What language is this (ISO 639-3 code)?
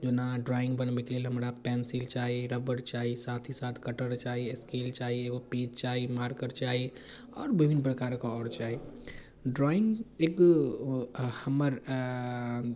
mai